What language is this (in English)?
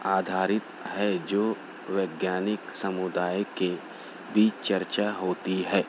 Urdu